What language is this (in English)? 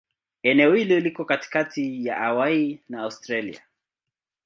Swahili